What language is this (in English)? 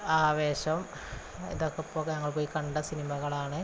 Malayalam